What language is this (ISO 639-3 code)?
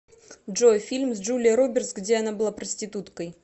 rus